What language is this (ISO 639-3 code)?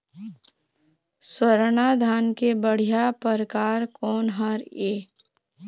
hne